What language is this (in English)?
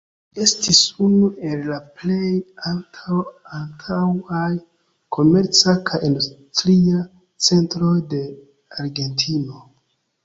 Esperanto